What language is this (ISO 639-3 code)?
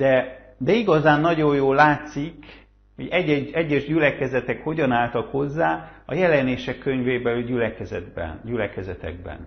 hun